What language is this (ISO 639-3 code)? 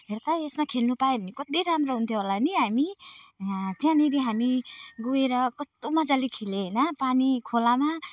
nep